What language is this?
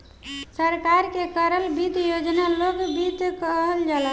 Bhojpuri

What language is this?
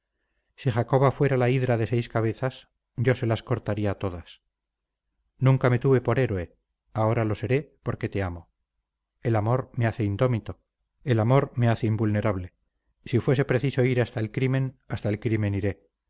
Spanish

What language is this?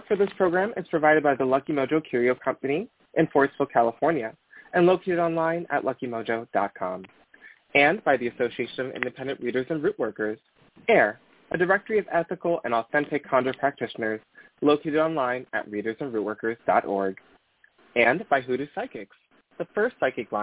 English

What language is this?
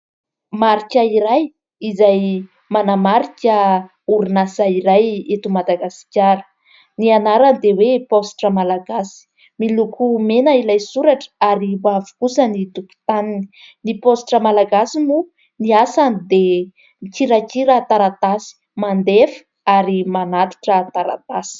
Malagasy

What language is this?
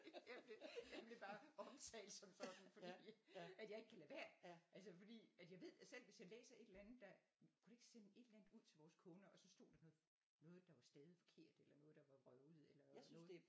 Danish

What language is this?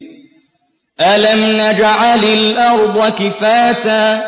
Arabic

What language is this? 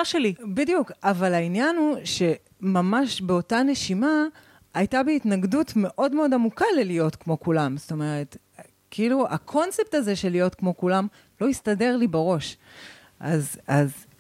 Hebrew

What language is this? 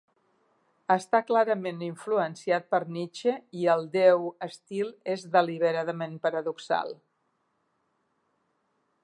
Catalan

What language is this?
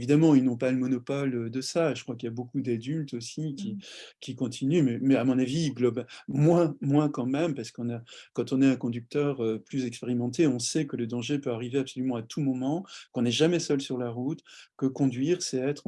French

